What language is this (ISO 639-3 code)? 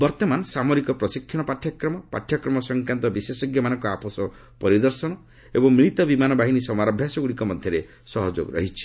ori